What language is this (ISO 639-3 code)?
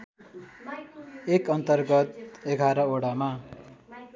nep